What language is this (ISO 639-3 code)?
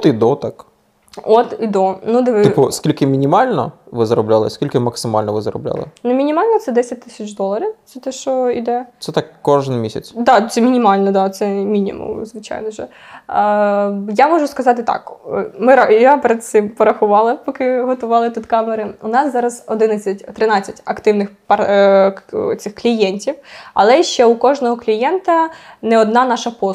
ukr